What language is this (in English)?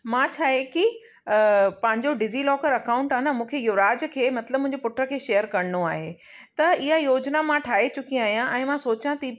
Sindhi